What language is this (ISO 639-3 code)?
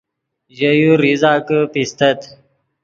ydg